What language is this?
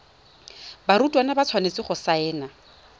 Tswana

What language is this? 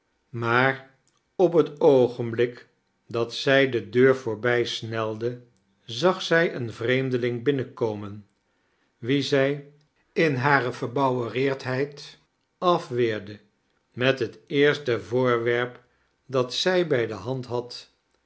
Dutch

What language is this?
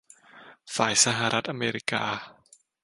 Thai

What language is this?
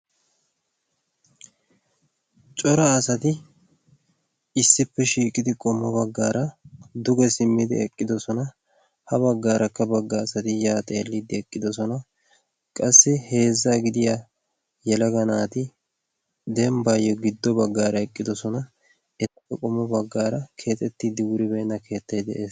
Wolaytta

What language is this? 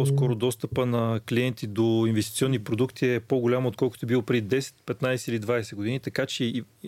Bulgarian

